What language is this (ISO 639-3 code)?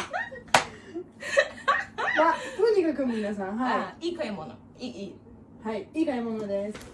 jpn